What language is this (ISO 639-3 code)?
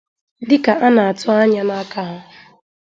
ibo